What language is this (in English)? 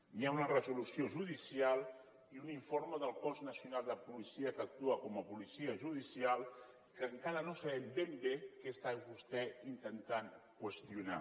Catalan